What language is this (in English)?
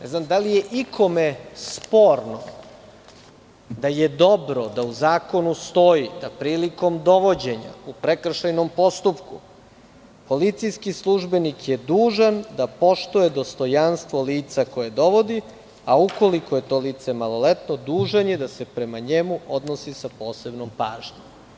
Serbian